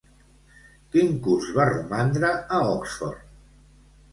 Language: Catalan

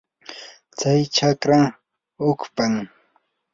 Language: Yanahuanca Pasco Quechua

